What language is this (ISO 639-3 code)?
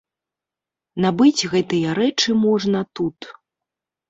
bel